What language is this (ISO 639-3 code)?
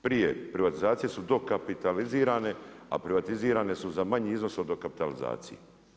hrv